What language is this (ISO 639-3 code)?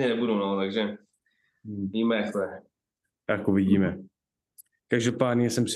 ces